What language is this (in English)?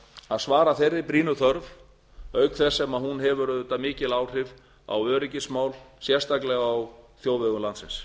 Icelandic